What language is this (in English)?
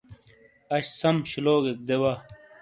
Shina